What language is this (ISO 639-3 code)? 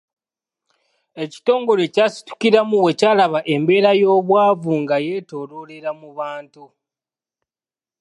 lug